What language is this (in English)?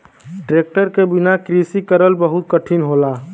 Bhojpuri